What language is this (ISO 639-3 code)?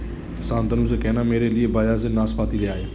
hin